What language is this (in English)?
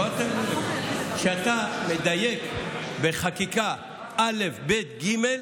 Hebrew